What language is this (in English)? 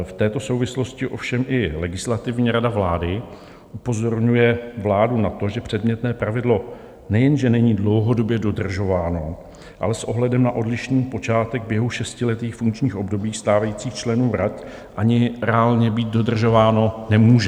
Czech